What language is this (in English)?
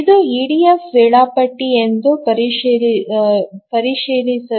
Kannada